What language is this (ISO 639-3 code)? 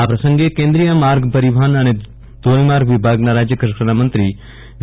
guj